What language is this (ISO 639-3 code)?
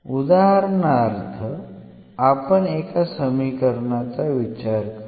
mar